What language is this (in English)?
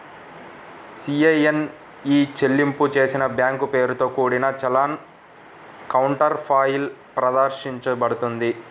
Telugu